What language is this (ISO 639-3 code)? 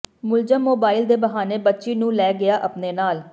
pan